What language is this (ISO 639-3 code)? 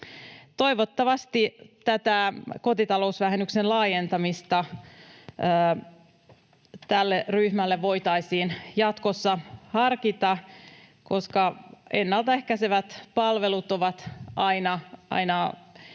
fin